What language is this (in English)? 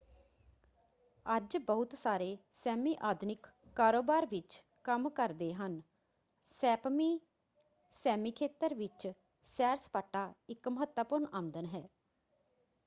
Punjabi